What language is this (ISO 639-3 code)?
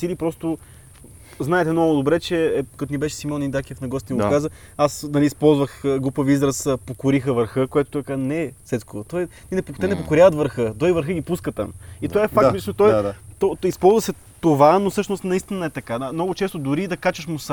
bul